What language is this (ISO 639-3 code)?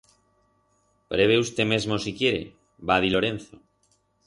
arg